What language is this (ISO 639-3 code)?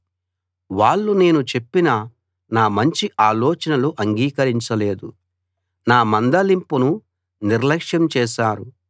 tel